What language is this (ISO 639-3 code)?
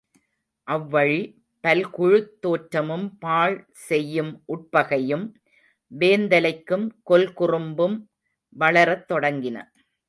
tam